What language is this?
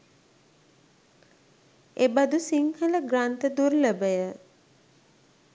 Sinhala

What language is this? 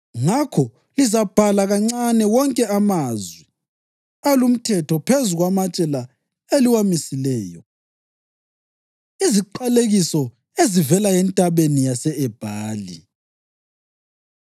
North Ndebele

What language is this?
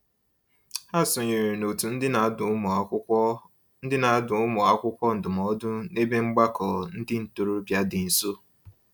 Igbo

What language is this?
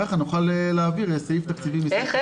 Hebrew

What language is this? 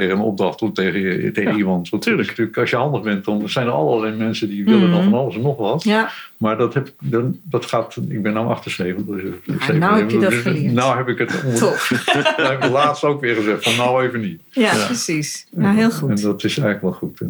Dutch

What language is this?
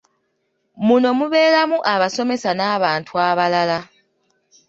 Ganda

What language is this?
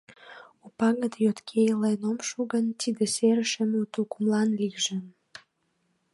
Mari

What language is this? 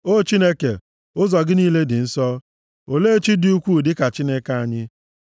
Igbo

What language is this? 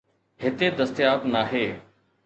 Sindhi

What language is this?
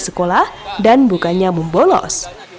Indonesian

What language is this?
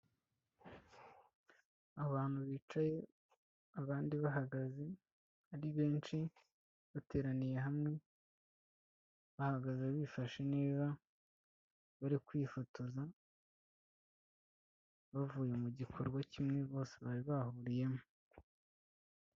Kinyarwanda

